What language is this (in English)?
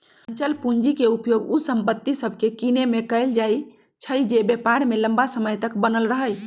Magahi